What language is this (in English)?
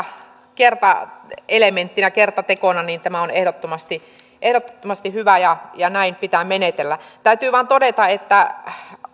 Finnish